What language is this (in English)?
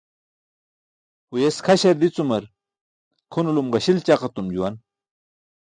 Burushaski